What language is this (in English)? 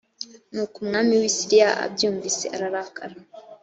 Kinyarwanda